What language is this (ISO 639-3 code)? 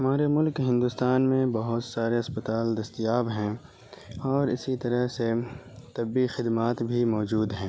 urd